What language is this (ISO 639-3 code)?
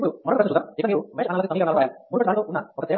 tel